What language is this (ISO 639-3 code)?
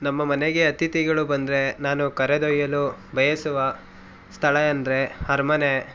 kan